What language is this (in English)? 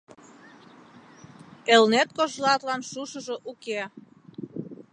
Mari